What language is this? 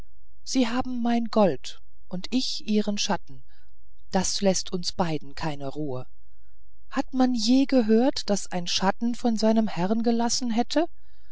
German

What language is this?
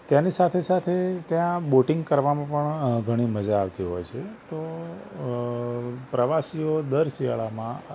Gujarati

